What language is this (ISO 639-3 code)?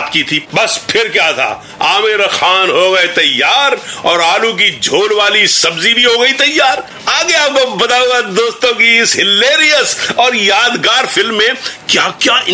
hin